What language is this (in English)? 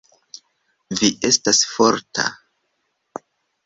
Esperanto